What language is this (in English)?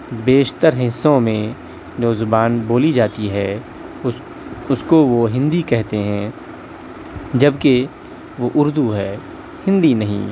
Urdu